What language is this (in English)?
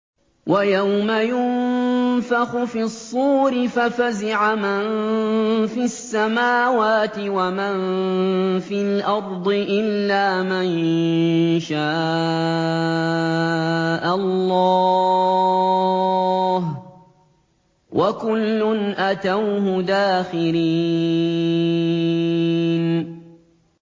Arabic